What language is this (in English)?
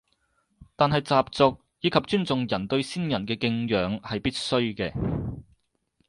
Cantonese